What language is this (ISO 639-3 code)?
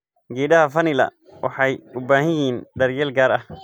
som